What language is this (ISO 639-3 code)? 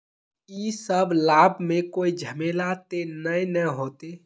mag